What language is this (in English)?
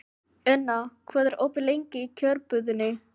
Icelandic